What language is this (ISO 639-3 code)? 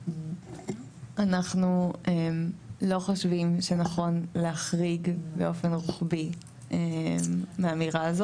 heb